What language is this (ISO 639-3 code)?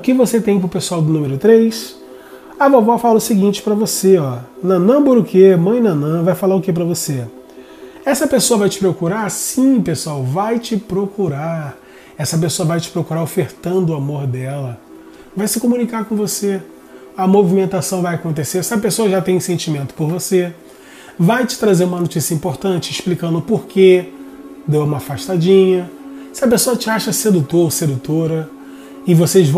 por